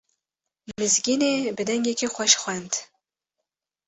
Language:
Kurdish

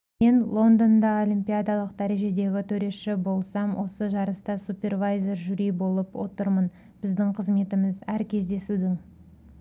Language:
Kazakh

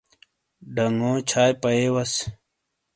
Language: Shina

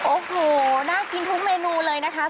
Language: Thai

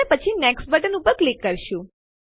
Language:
Gujarati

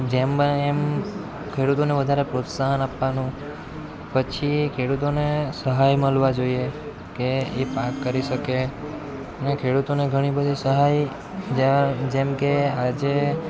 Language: Gujarati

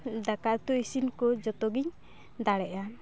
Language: Santali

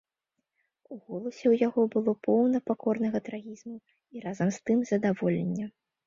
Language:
Belarusian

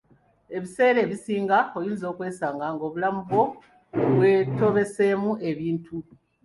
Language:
Ganda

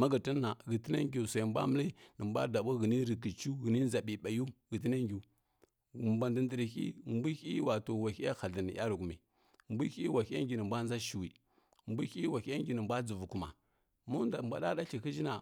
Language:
Kirya-Konzəl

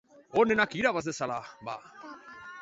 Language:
Basque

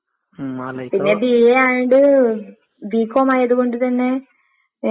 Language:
Malayalam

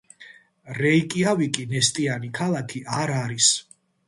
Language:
Georgian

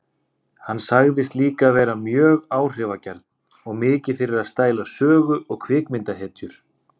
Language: Icelandic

